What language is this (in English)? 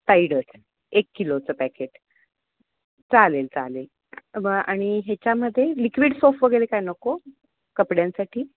Marathi